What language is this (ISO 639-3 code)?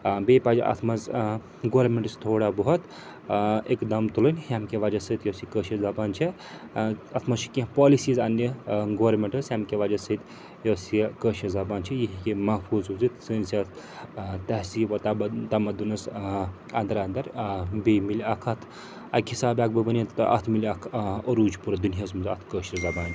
kas